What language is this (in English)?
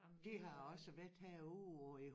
Danish